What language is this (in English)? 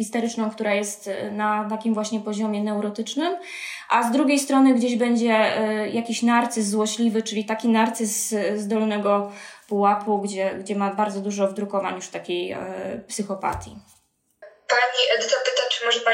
Polish